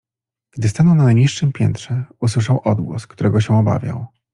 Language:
Polish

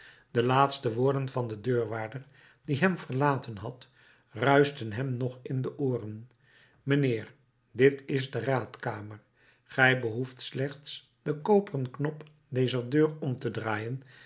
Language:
Dutch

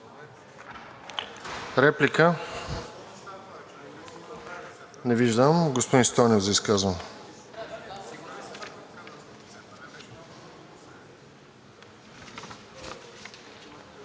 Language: Bulgarian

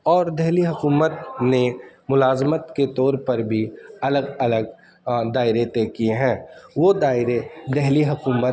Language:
Urdu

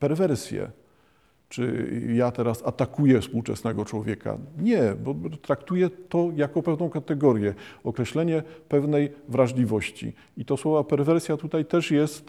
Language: Polish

